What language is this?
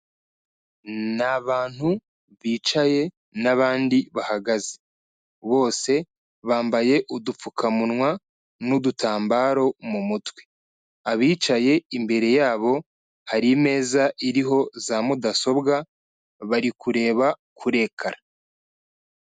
Kinyarwanda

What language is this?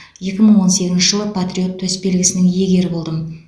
Kazakh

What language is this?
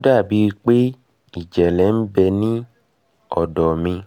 Yoruba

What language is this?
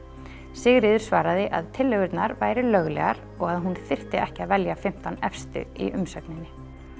Icelandic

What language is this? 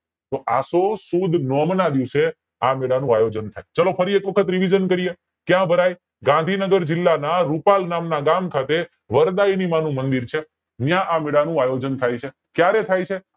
Gujarati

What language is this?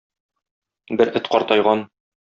Tatar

